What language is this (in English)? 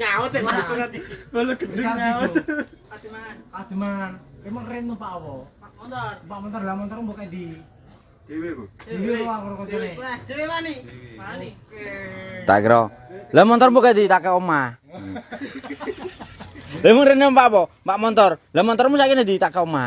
Indonesian